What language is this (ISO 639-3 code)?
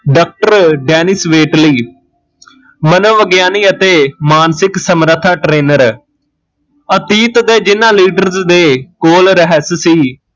pan